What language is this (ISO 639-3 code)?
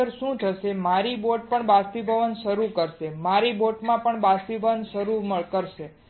guj